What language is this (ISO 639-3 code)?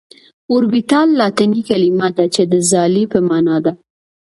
pus